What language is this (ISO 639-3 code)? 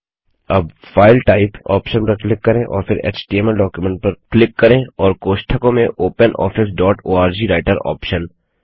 hin